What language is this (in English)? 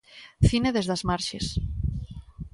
Galician